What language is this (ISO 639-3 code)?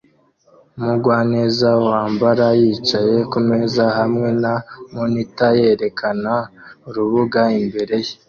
kin